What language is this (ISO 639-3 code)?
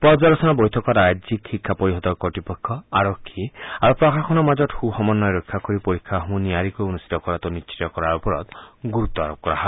asm